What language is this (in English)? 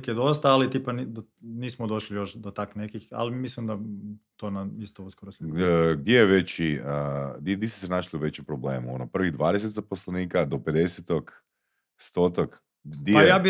Croatian